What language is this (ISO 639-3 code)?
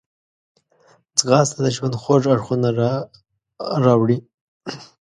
pus